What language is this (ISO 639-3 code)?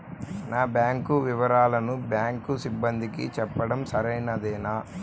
tel